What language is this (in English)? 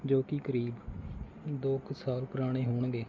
Punjabi